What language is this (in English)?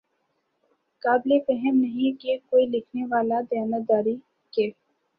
Urdu